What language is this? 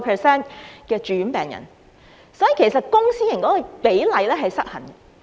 Cantonese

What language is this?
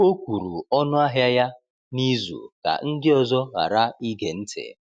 Igbo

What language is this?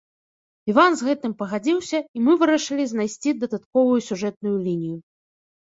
Belarusian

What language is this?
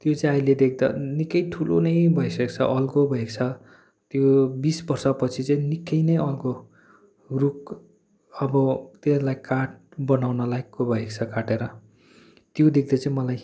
Nepali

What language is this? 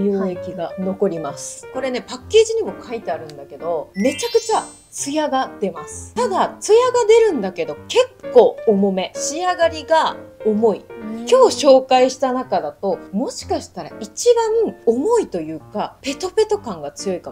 Japanese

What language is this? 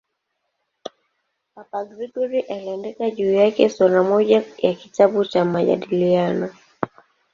Swahili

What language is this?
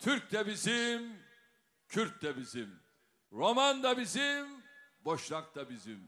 Turkish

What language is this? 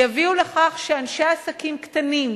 Hebrew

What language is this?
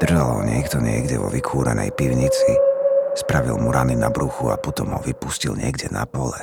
Slovak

